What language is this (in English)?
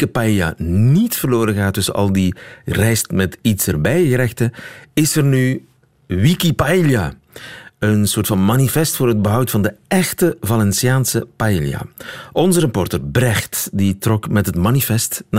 Dutch